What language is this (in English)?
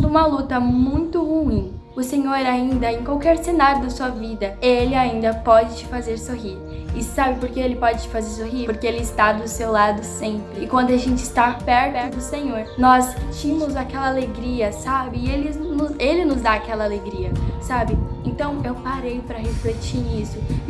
Portuguese